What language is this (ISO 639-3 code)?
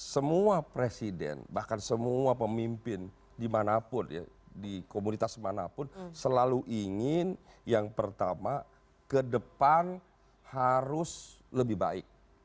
ind